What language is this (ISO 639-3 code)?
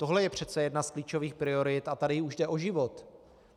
ces